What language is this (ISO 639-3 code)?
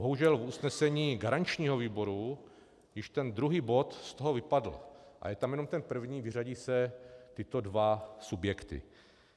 ces